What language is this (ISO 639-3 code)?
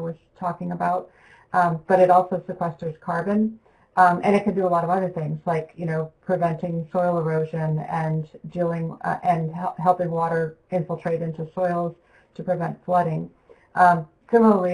eng